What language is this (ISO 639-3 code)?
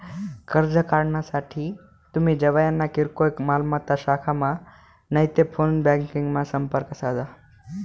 mar